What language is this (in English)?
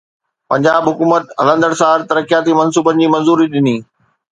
Sindhi